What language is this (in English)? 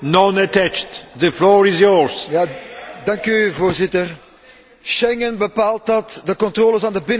Dutch